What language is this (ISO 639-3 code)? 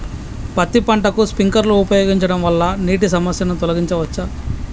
tel